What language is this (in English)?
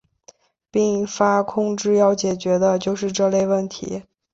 Chinese